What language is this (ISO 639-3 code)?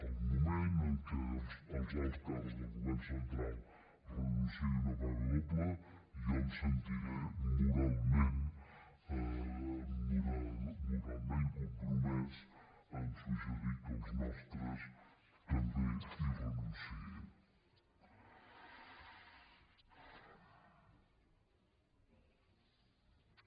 cat